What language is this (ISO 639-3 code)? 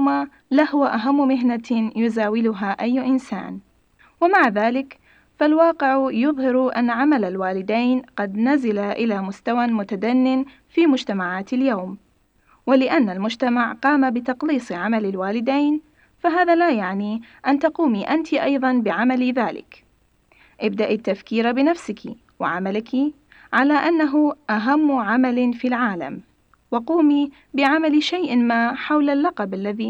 ara